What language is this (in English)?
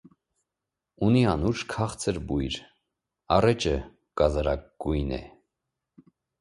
Armenian